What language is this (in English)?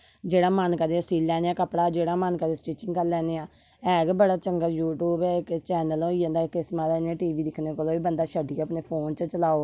Dogri